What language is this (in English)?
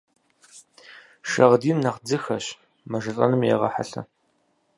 Kabardian